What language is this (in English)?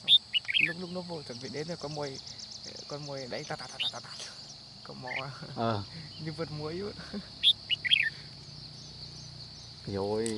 Vietnamese